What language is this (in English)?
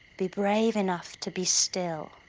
English